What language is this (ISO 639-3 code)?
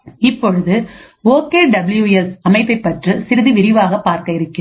tam